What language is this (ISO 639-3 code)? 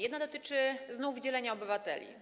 pol